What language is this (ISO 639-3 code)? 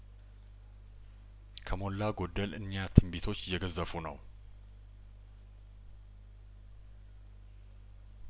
amh